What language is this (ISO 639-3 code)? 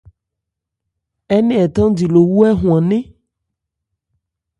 ebr